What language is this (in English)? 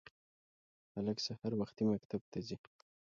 Pashto